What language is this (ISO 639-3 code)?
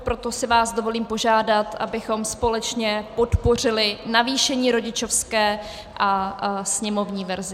ces